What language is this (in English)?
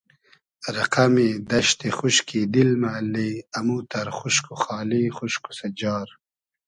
Hazaragi